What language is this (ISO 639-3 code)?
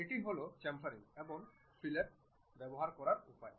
ben